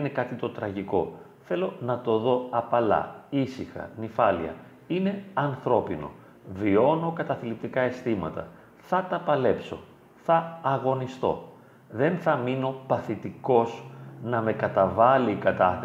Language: Greek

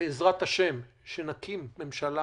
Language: Hebrew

